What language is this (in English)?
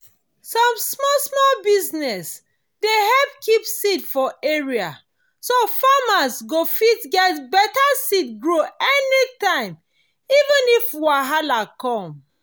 Nigerian Pidgin